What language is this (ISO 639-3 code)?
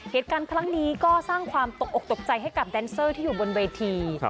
tha